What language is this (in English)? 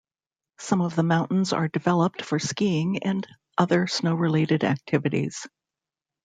English